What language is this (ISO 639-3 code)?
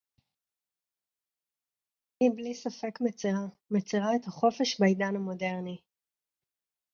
heb